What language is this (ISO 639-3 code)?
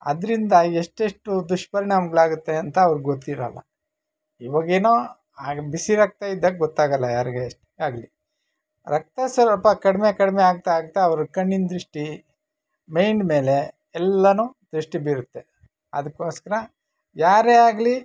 kan